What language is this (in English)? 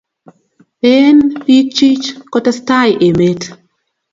Kalenjin